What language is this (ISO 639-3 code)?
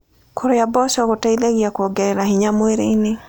kik